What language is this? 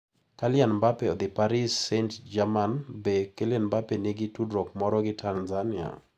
Luo (Kenya and Tanzania)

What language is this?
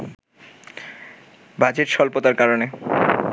Bangla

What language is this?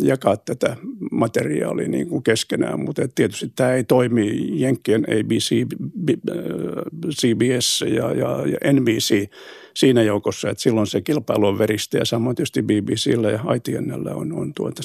Finnish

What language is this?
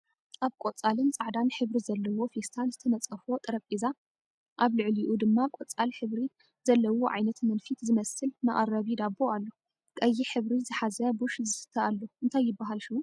Tigrinya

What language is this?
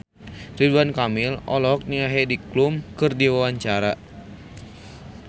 Sundanese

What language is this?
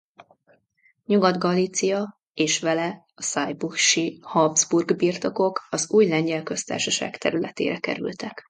Hungarian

